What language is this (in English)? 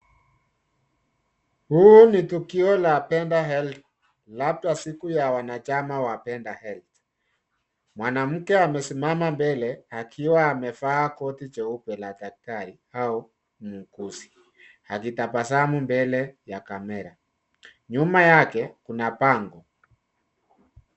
Swahili